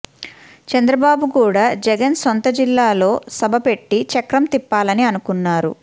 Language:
Telugu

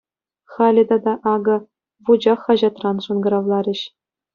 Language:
Chuvash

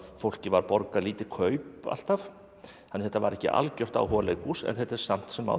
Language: Icelandic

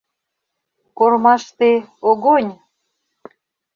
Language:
Mari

